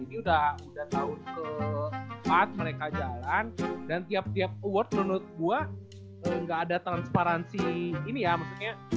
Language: Indonesian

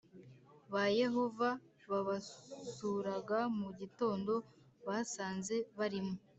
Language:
Kinyarwanda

